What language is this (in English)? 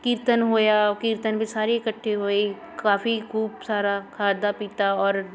Punjabi